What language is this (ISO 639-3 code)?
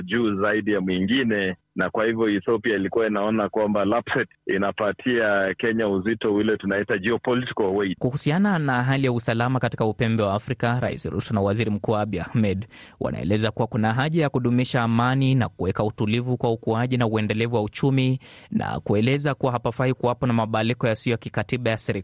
swa